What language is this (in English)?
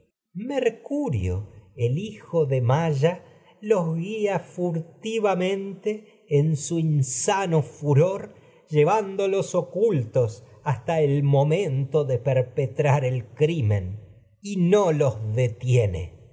Spanish